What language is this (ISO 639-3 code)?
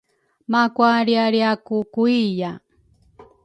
dru